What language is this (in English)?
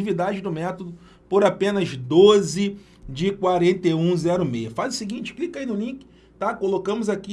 Portuguese